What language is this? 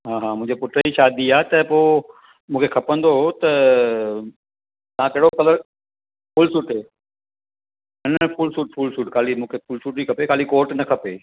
Sindhi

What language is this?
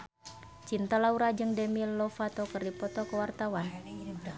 Sundanese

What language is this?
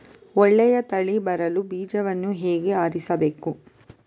Kannada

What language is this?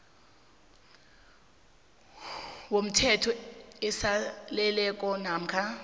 South Ndebele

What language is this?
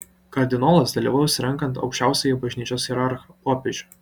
Lithuanian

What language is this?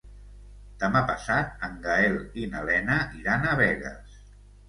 Catalan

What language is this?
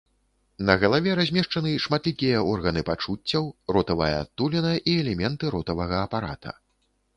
Belarusian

